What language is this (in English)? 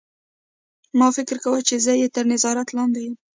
Pashto